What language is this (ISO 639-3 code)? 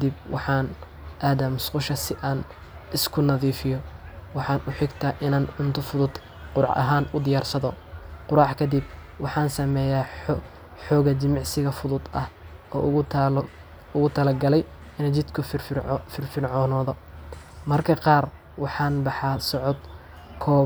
som